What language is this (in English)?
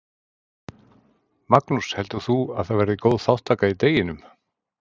Icelandic